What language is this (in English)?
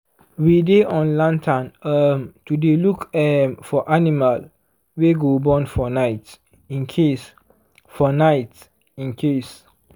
Nigerian Pidgin